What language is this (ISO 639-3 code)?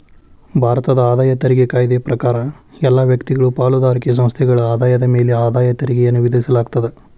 kan